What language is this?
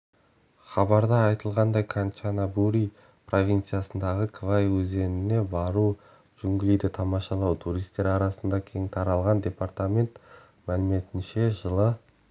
Kazakh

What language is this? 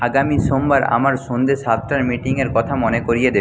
Bangla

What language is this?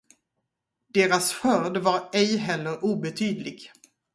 Swedish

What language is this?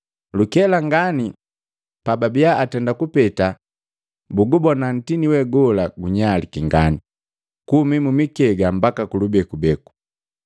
Matengo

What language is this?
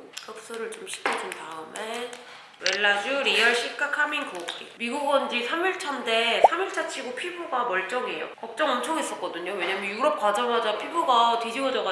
Korean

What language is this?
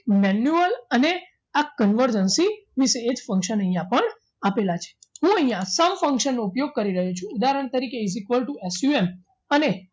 Gujarati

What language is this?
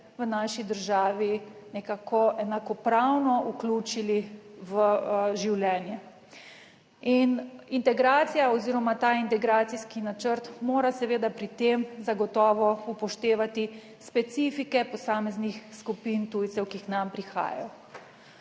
Slovenian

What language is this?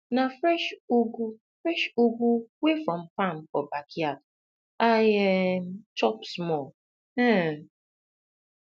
Nigerian Pidgin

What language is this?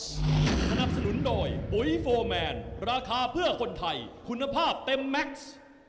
Thai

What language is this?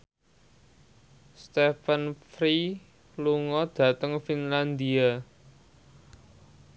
Javanese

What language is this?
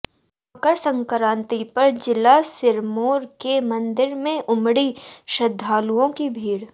Hindi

